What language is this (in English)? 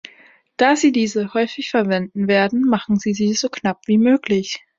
German